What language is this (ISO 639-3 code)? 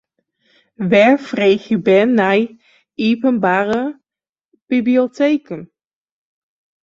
fry